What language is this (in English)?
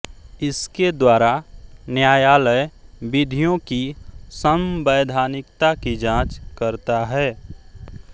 Hindi